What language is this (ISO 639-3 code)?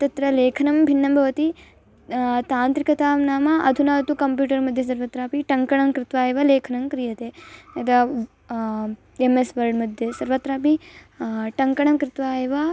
san